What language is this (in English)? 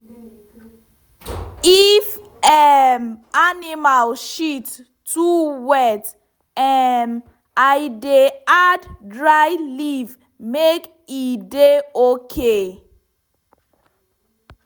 Nigerian Pidgin